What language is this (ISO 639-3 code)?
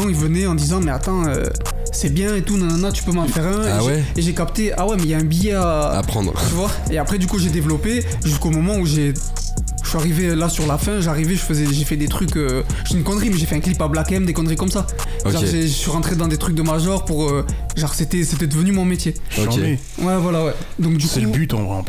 fra